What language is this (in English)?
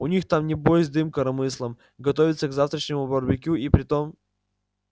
Russian